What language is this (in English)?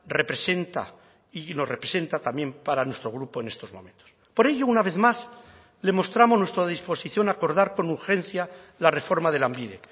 Spanish